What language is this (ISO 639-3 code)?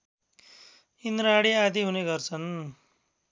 nep